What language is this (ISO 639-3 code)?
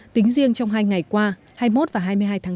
vie